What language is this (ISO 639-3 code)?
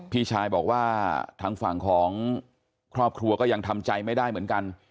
tha